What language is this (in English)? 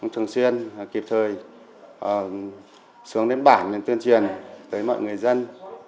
Vietnamese